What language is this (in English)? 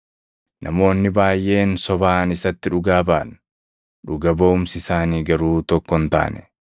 Oromo